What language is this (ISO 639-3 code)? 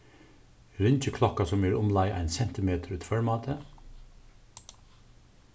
fao